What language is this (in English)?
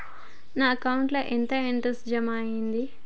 Telugu